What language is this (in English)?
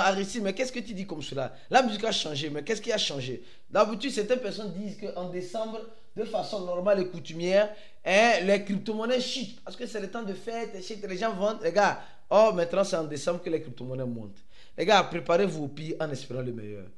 French